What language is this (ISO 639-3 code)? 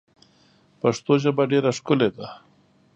pus